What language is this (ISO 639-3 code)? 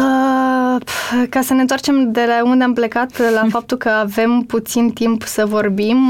ron